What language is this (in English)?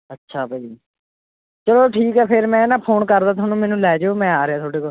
Punjabi